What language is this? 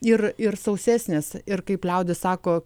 Lithuanian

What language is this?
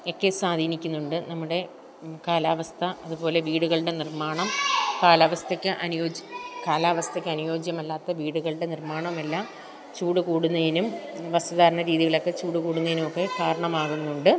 Malayalam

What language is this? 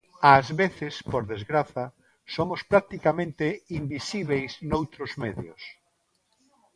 Galician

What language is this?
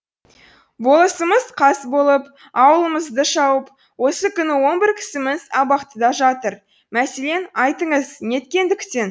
Kazakh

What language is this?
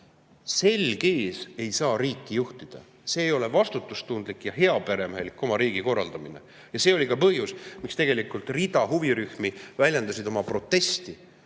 Estonian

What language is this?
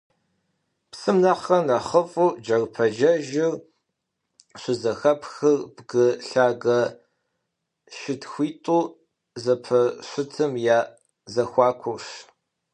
Kabardian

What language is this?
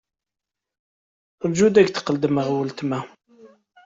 Kabyle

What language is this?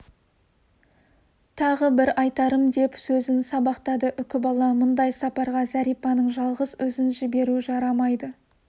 Kazakh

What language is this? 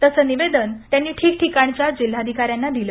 Marathi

